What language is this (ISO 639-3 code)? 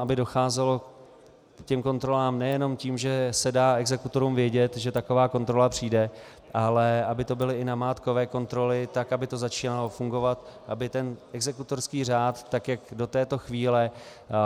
ces